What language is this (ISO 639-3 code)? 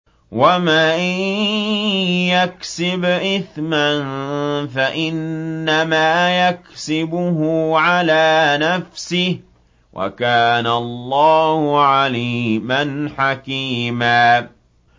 ara